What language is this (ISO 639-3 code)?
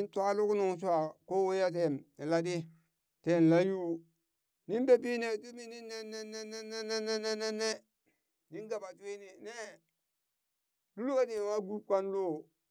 bys